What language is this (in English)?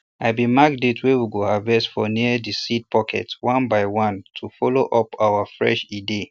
Nigerian Pidgin